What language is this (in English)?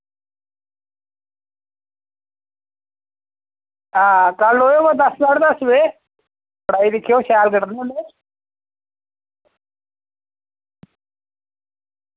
Dogri